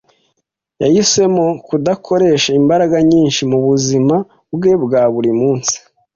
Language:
Kinyarwanda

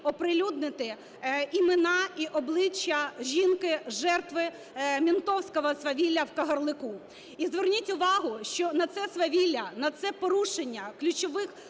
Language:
Ukrainian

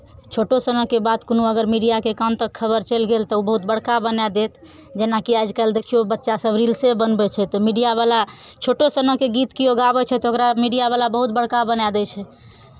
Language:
Maithili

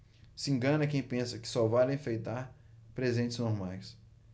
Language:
Portuguese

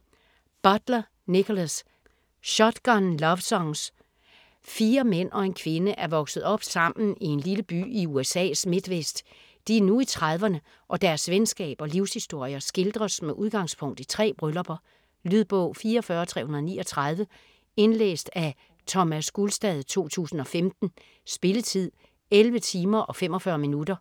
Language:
Danish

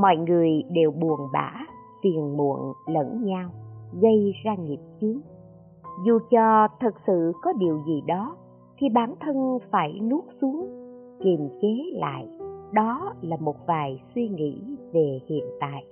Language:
Vietnamese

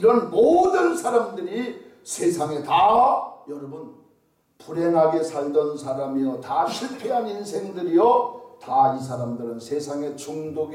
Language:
Korean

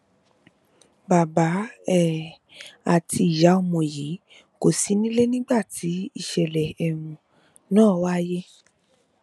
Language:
Yoruba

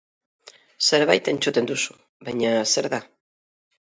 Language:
Basque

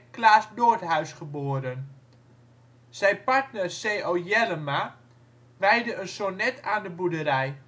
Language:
Dutch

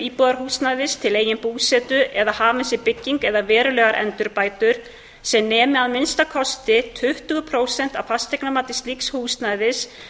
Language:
Icelandic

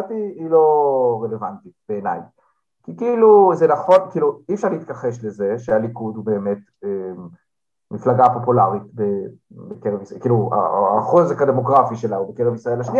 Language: Hebrew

